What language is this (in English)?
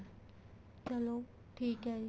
Punjabi